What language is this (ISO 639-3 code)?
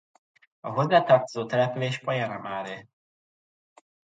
hun